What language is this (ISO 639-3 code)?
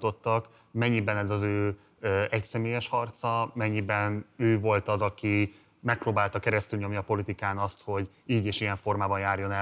hun